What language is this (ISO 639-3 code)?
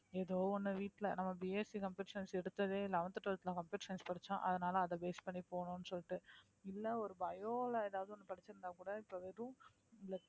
tam